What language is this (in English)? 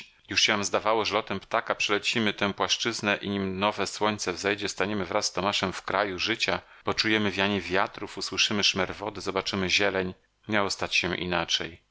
Polish